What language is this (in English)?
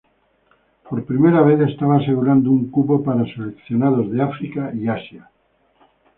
Spanish